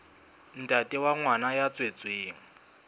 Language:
Southern Sotho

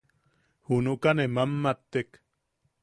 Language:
Yaqui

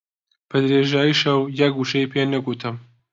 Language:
Central Kurdish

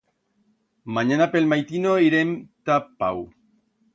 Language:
Aragonese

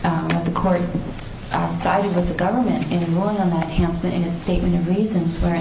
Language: English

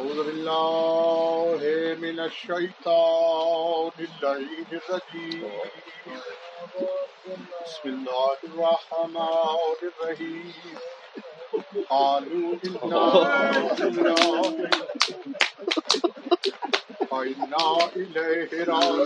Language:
Urdu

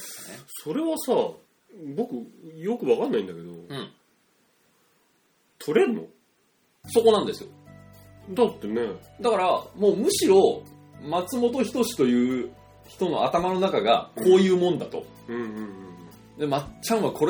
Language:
Japanese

